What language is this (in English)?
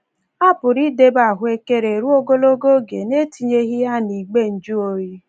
Igbo